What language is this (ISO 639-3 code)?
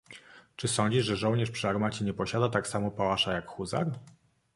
pol